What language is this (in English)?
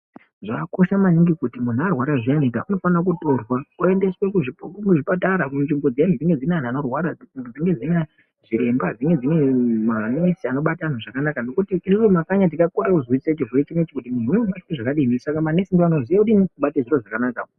Ndau